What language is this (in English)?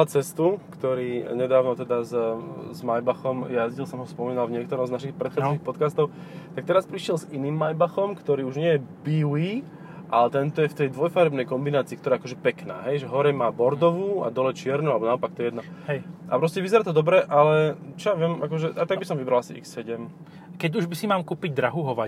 Slovak